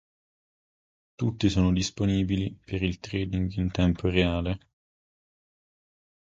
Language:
Italian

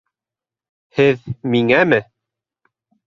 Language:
Bashkir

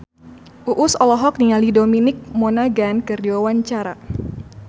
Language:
Sundanese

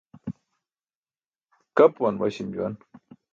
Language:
Burushaski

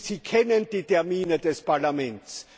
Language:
German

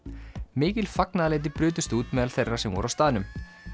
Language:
Icelandic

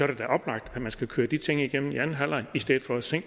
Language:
Danish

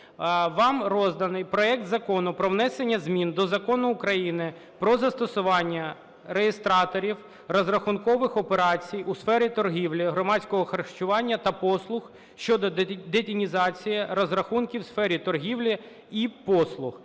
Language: Ukrainian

